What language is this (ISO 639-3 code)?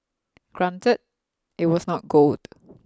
eng